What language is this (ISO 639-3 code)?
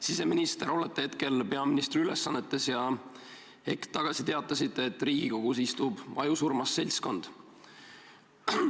est